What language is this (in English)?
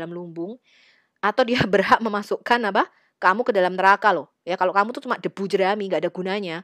Indonesian